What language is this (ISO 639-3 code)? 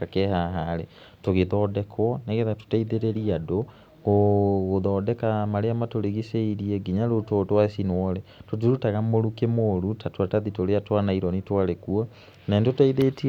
kik